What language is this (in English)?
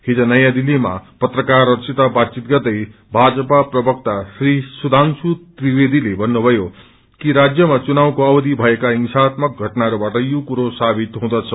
Nepali